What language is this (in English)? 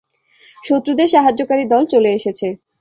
Bangla